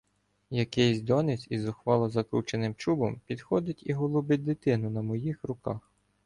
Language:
Ukrainian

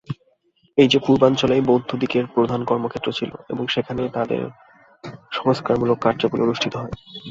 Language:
Bangla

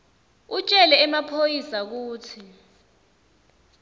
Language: Swati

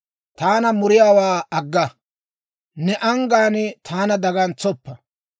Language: Dawro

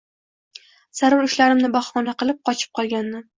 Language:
Uzbek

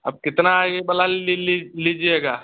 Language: Hindi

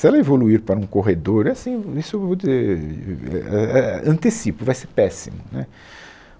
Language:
Portuguese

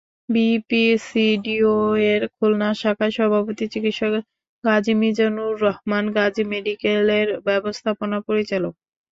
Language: Bangla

